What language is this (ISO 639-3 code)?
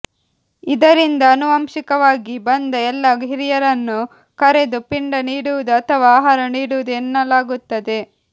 kan